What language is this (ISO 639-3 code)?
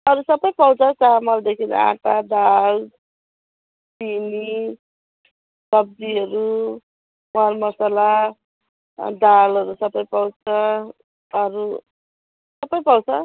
nep